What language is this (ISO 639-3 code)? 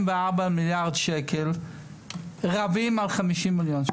heb